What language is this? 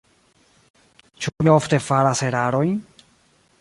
Esperanto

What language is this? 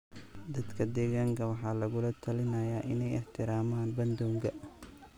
Somali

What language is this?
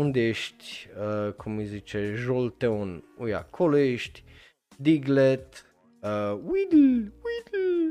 Romanian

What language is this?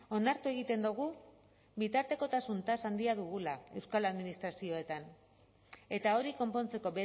Basque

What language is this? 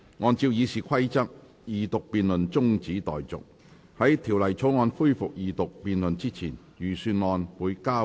Cantonese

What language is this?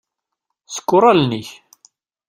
Kabyle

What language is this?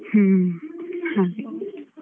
Kannada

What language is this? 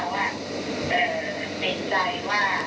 Thai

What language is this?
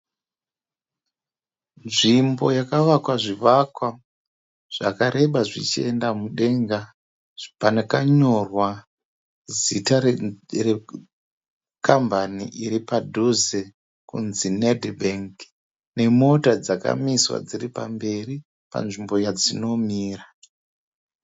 Shona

